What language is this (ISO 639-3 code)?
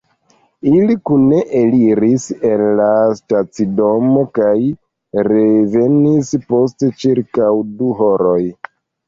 epo